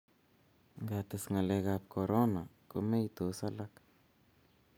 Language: Kalenjin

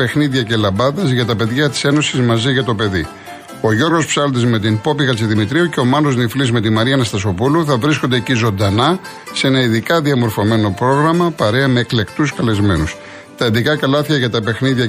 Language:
Greek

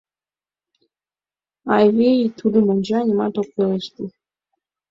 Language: Mari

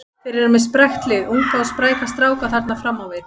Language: Icelandic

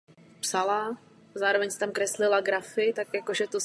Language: Czech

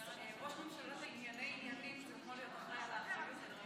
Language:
Hebrew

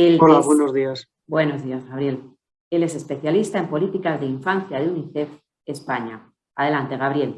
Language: Spanish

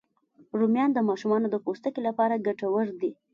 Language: Pashto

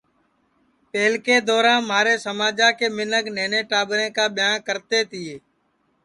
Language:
Sansi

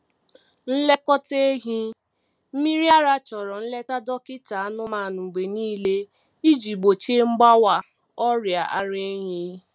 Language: Igbo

